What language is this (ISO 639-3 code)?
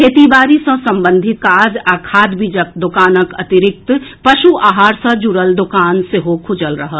mai